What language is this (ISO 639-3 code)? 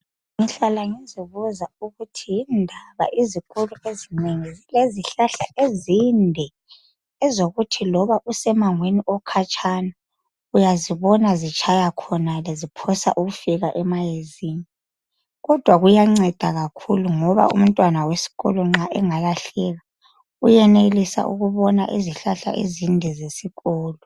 nde